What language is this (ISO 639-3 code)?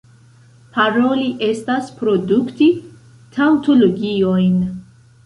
epo